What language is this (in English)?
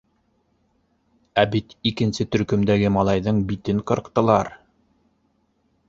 Bashkir